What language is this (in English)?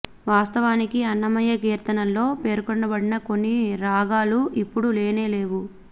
Telugu